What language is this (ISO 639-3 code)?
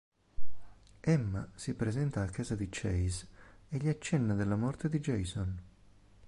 ita